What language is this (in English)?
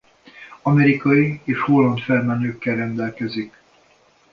Hungarian